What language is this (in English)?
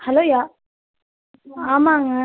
Tamil